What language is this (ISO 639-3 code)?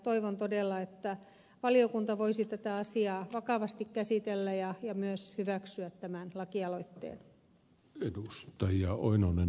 fin